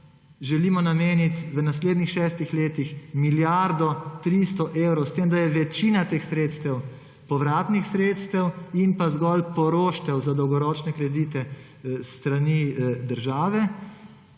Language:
Slovenian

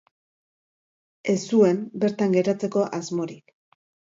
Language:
Basque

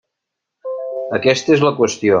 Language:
Catalan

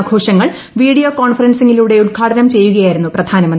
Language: Malayalam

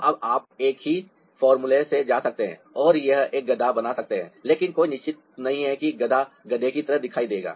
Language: Hindi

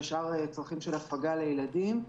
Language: Hebrew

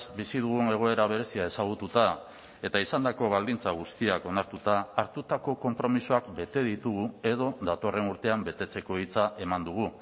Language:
Basque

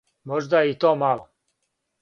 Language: Serbian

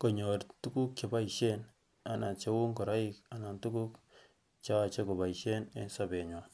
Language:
Kalenjin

